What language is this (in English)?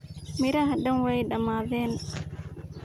Somali